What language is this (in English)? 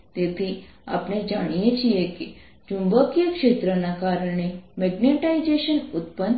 Gujarati